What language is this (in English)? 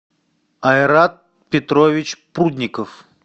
Russian